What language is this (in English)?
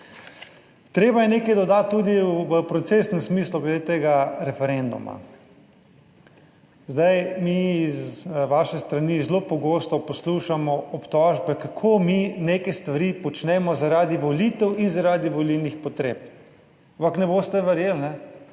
Slovenian